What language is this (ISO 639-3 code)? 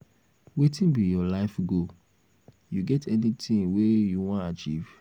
pcm